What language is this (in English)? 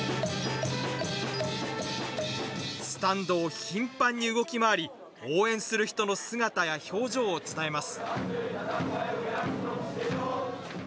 Japanese